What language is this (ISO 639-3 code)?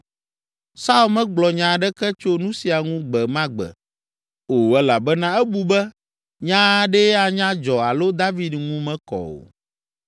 ewe